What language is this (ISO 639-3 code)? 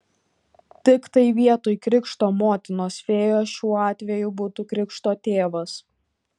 lit